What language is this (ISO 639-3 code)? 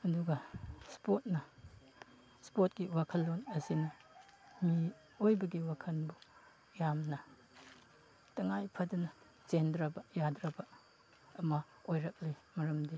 mni